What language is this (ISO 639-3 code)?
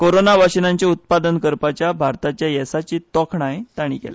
kok